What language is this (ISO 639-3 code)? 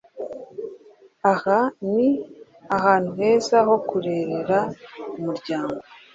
kin